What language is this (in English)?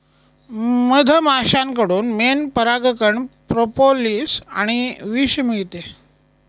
Marathi